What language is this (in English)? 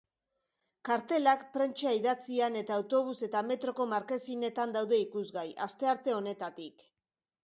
Basque